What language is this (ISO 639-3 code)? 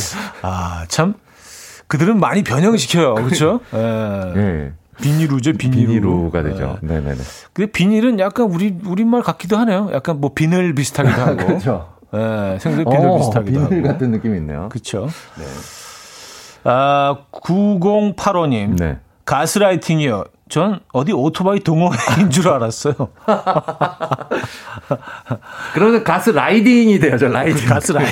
kor